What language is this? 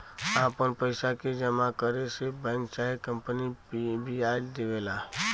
Bhojpuri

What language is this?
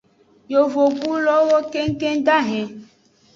Aja (Benin)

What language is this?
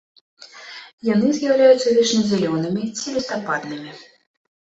Belarusian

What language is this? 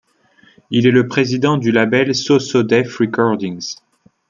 French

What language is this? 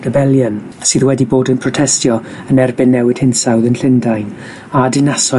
Welsh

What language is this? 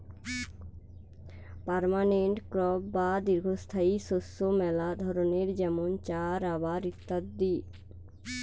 Bangla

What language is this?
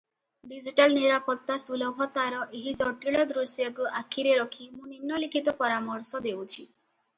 Odia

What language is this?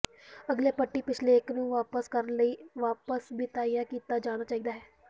Punjabi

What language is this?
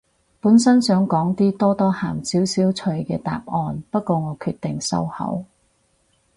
Cantonese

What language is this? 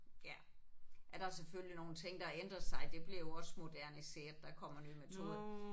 Danish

